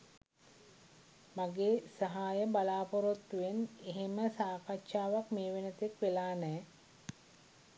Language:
Sinhala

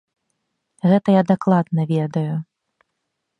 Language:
Belarusian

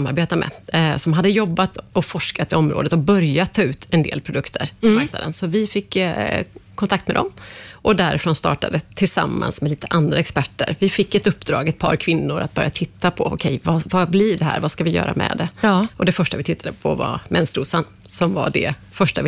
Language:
Swedish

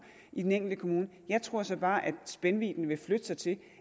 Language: Danish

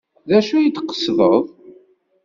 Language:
Kabyle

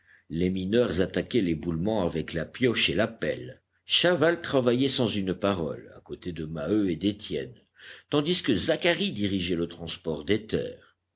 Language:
French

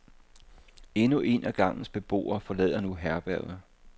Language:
Danish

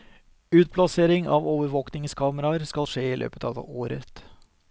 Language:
Norwegian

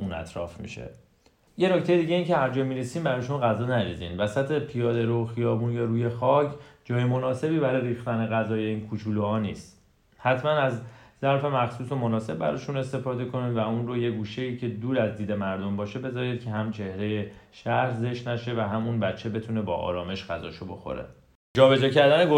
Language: Persian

